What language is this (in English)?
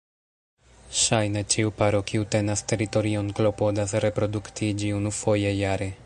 Esperanto